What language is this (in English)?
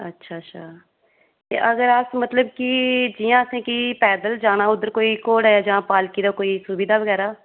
Dogri